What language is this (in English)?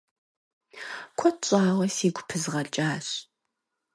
Kabardian